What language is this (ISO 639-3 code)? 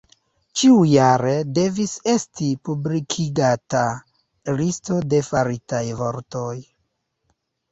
epo